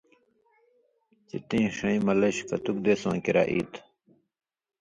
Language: Indus Kohistani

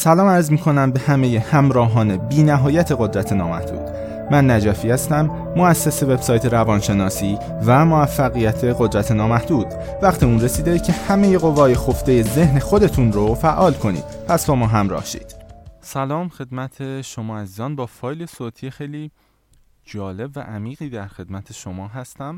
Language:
Persian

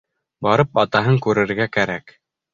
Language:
Bashkir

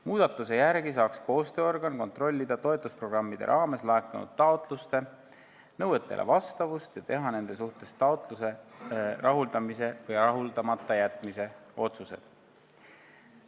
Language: Estonian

